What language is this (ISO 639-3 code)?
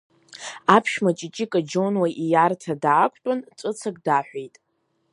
abk